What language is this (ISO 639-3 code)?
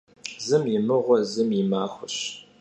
kbd